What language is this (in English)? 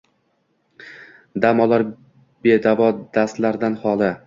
Uzbek